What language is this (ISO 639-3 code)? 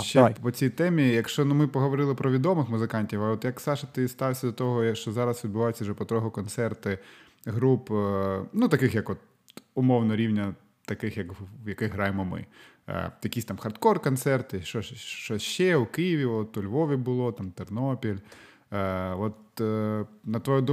ukr